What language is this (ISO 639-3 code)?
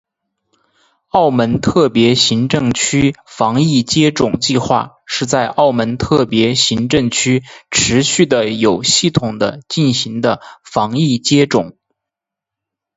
zho